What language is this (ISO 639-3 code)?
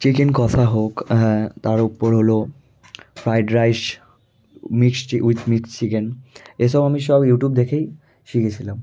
ben